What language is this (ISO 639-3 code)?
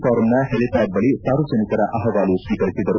kan